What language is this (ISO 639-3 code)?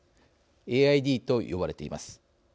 jpn